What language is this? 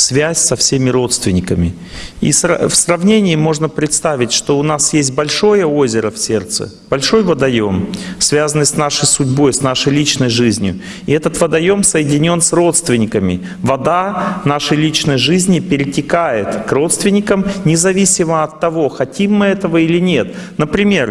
Russian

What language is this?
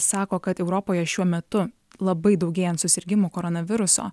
Lithuanian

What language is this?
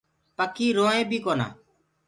Gurgula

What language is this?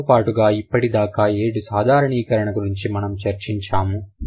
Telugu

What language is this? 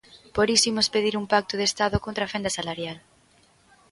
Galician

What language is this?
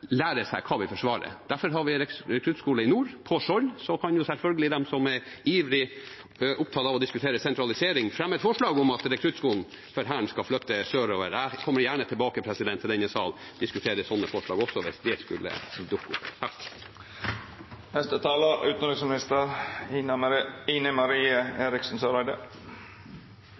Norwegian Bokmål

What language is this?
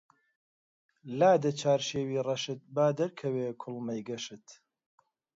Central Kurdish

